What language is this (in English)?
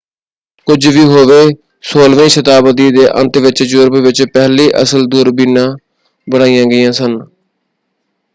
Punjabi